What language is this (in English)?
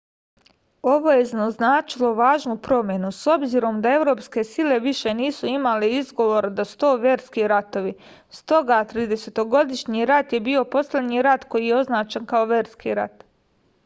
Serbian